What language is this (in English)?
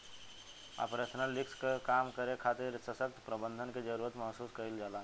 Bhojpuri